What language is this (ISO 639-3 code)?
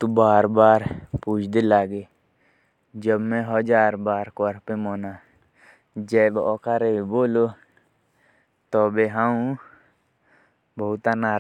jns